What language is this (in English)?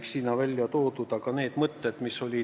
Estonian